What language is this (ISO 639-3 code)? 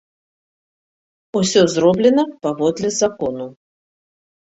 bel